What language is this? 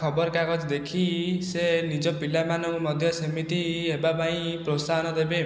Odia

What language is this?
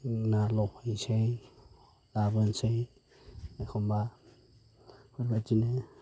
Bodo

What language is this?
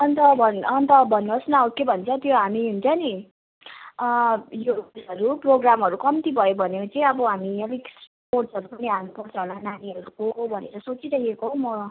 Nepali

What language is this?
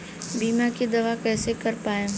Bhojpuri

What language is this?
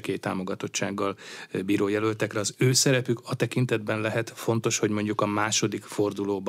Hungarian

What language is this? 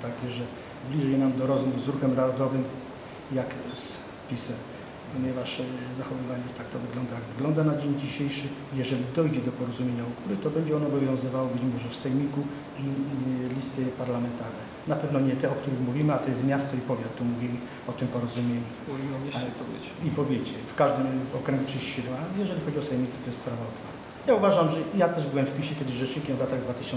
Polish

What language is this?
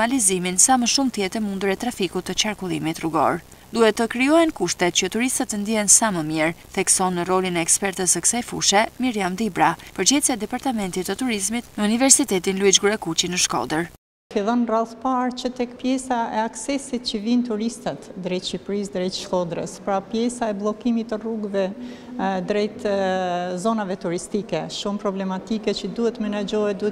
Romanian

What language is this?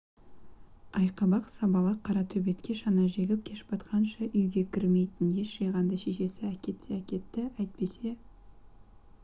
Kazakh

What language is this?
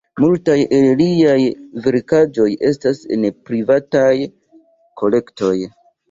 Esperanto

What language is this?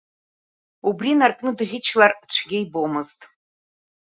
Abkhazian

